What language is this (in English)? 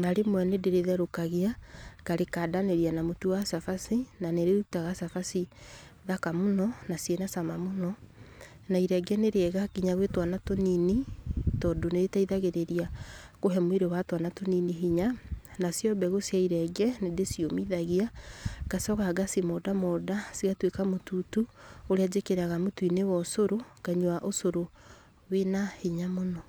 Kikuyu